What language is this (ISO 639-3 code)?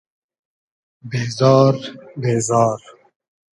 haz